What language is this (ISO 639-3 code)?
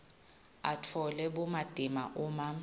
ssw